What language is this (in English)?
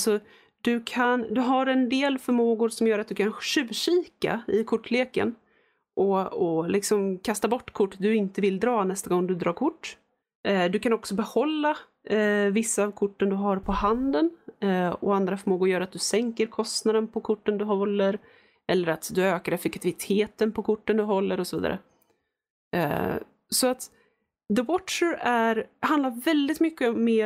Swedish